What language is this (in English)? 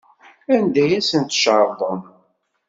Kabyle